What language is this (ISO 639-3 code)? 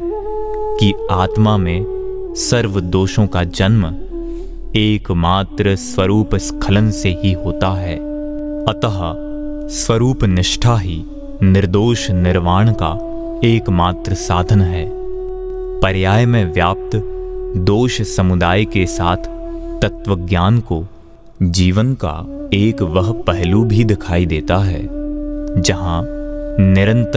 hin